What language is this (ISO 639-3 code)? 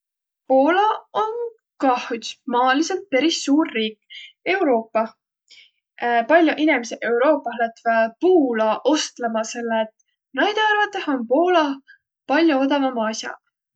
vro